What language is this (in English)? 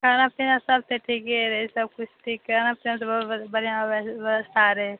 Maithili